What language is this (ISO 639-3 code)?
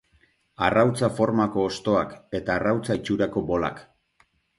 eus